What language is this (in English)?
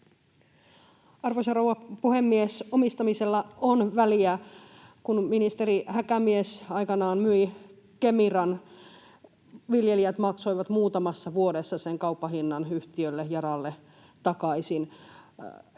Finnish